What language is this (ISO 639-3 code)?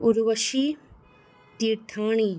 snd